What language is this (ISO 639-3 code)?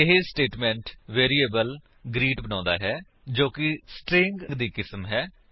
pan